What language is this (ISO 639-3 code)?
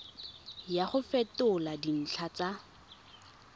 tsn